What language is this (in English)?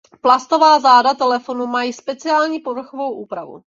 Czech